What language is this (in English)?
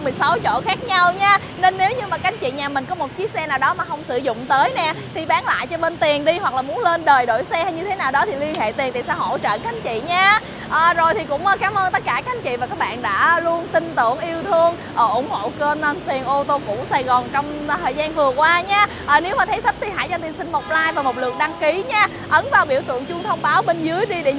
Vietnamese